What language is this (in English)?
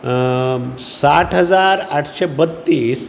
Konkani